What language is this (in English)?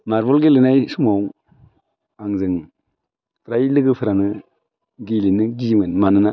Bodo